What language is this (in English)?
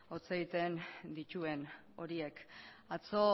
Basque